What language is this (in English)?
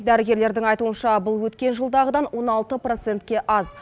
Kazakh